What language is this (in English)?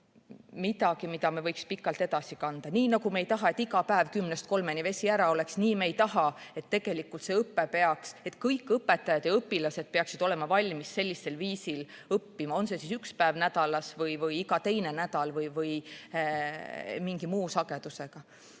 Estonian